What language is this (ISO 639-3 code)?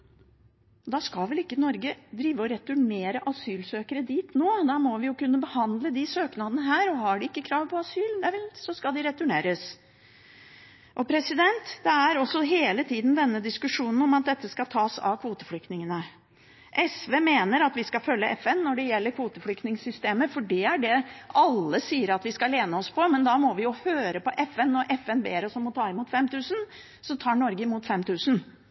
nob